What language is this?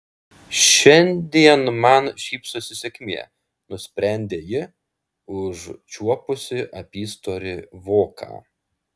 Lithuanian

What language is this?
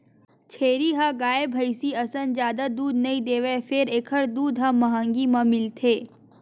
Chhattisgarhi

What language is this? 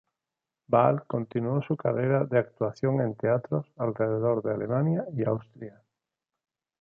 Spanish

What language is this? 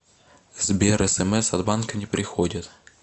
Russian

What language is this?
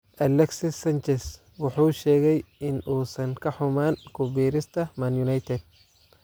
Somali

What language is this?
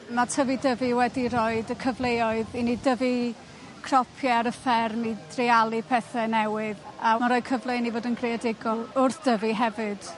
Welsh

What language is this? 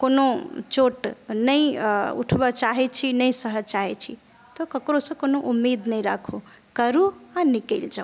Maithili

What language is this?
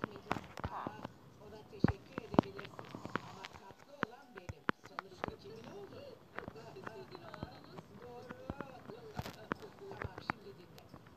Turkish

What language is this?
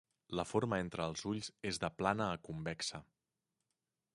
Catalan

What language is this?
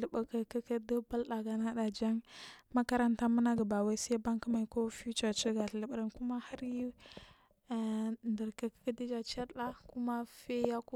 Marghi South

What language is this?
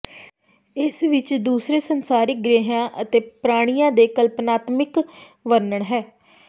Punjabi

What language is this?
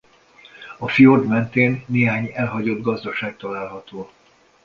Hungarian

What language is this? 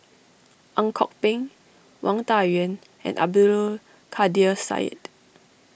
English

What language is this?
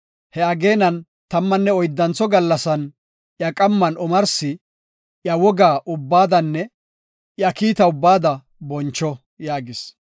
Gofa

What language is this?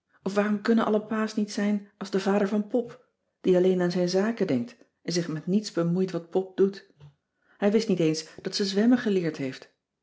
Dutch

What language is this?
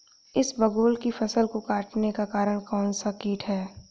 Hindi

